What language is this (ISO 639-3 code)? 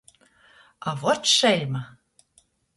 ltg